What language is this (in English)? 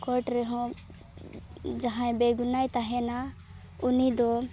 Santali